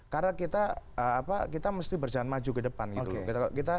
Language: Indonesian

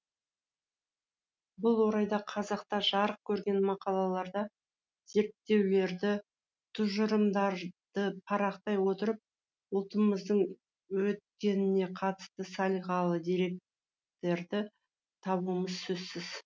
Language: Kazakh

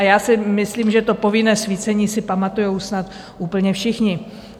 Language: Czech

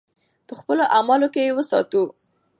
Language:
Pashto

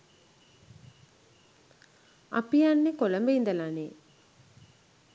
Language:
Sinhala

